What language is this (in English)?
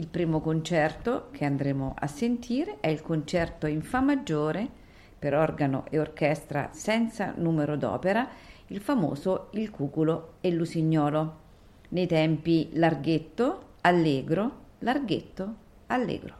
Italian